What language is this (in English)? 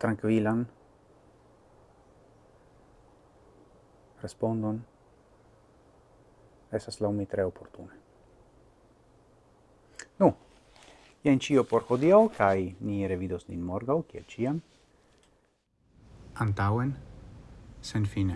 Italian